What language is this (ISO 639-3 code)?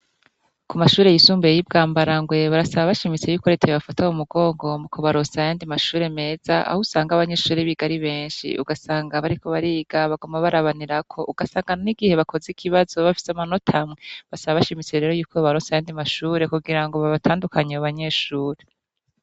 run